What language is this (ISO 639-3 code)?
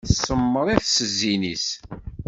kab